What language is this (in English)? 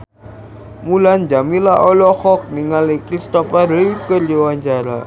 Sundanese